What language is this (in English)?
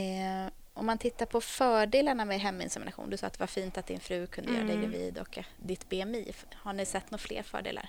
Swedish